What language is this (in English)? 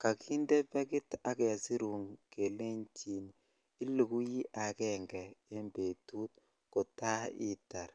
Kalenjin